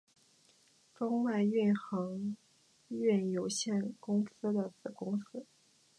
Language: Chinese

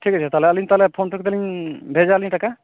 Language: Santali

